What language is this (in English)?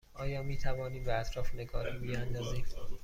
Persian